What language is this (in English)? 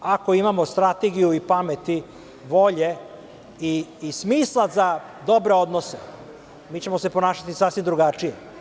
Serbian